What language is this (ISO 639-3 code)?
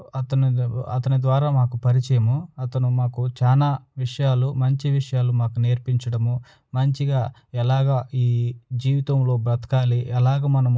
tel